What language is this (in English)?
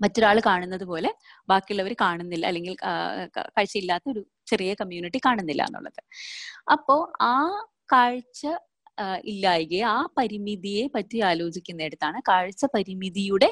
Malayalam